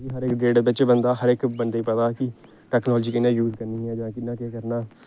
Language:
Dogri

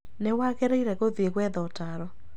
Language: Kikuyu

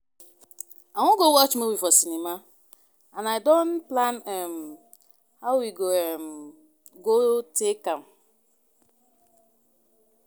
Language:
Nigerian Pidgin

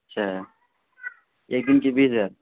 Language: Urdu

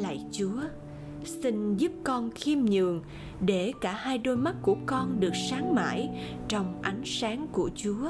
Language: Vietnamese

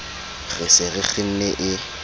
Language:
Southern Sotho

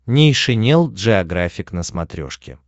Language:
Russian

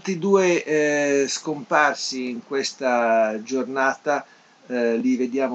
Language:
Italian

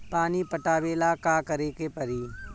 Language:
Bhojpuri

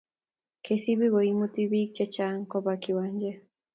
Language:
Kalenjin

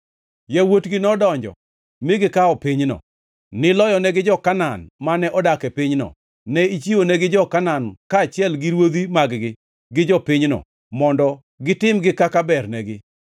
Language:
Luo (Kenya and Tanzania)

